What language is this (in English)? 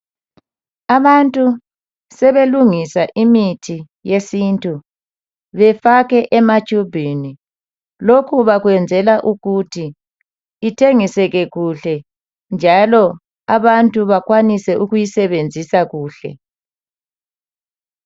North Ndebele